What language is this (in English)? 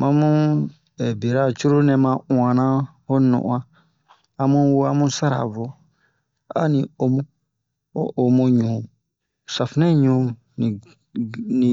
Bomu